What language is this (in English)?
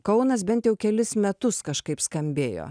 Lithuanian